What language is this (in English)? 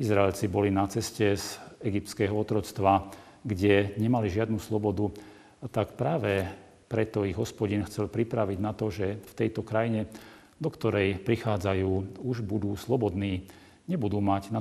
Slovak